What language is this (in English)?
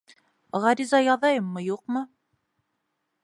Bashkir